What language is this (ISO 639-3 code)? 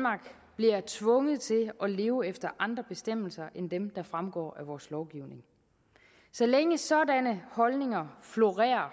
dan